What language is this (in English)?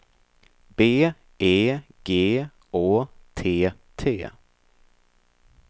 Swedish